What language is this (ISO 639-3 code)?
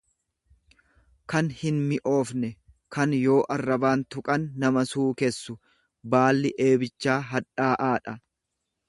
orm